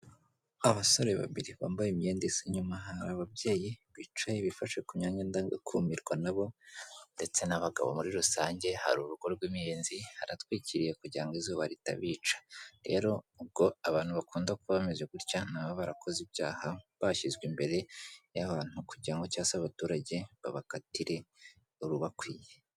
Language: Kinyarwanda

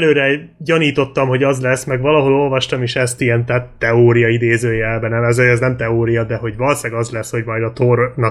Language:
Hungarian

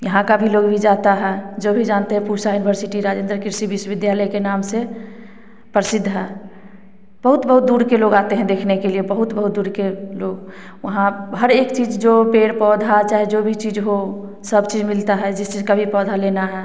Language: Hindi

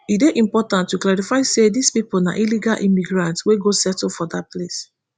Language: Nigerian Pidgin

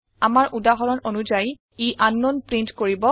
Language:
Assamese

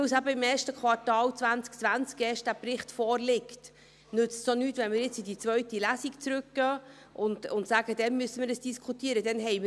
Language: Swiss German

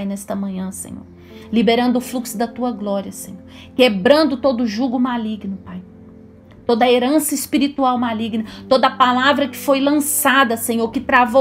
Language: Portuguese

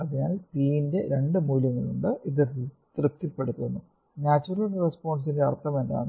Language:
Malayalam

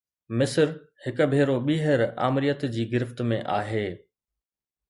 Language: Sindhi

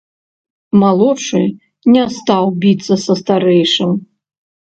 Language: Belarusian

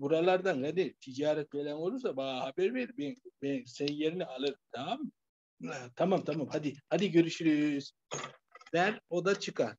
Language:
Turkish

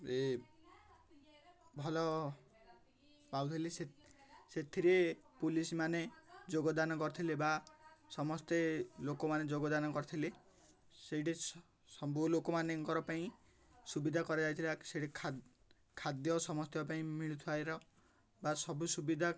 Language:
Odia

